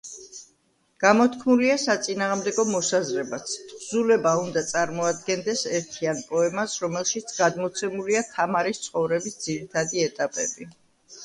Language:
Georgian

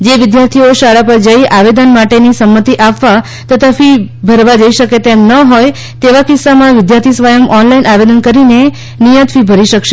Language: Gujarati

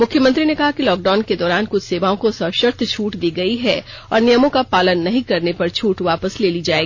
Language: Hindi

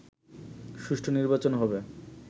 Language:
Bangla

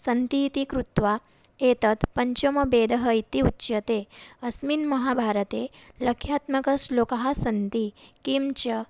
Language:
Sanskrit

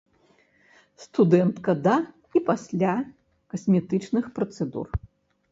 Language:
Belarusian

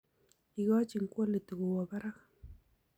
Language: Kalenjin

